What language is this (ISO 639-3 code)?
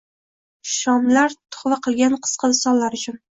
uzb